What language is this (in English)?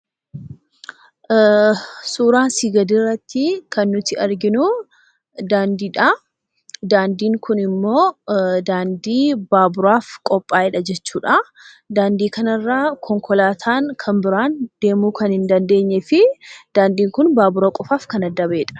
Oromo